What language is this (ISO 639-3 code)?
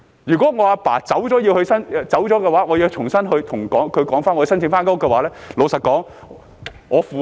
yue